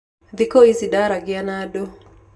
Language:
Kikuyu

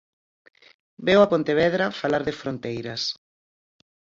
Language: Galician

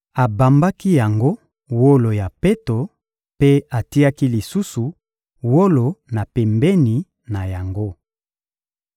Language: Lingala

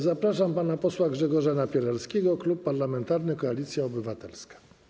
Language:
Polish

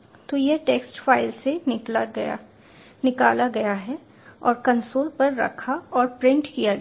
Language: Hindi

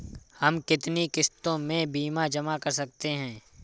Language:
Hindi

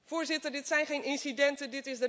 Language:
Dutch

